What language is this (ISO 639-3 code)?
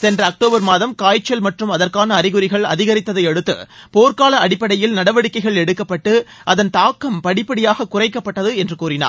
tam